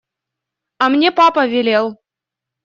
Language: Russian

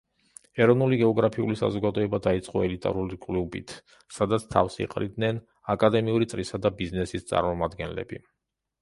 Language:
Georgian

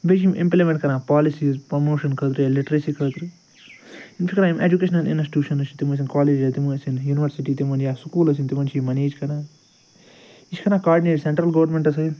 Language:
Kashmiri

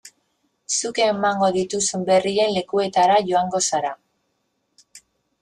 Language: Basque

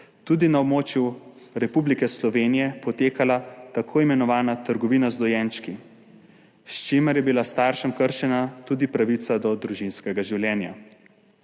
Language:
Slovenian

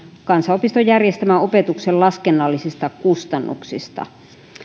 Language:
Finnish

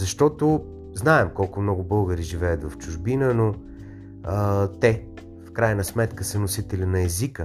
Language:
Bulgarian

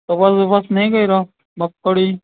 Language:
Gujarati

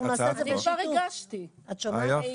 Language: Hebrew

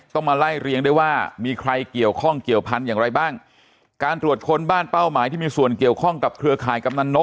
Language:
Thai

